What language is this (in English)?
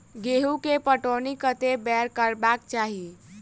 Maithili